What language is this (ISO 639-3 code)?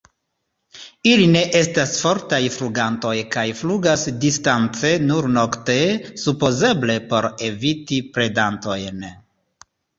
epo